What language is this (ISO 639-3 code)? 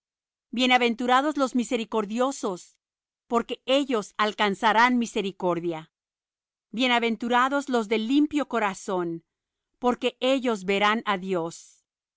spa